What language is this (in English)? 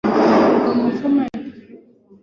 Swahili